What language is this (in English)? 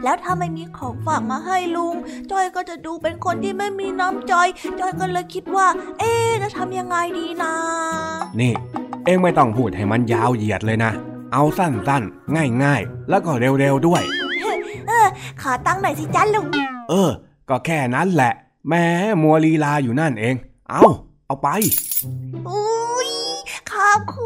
Thai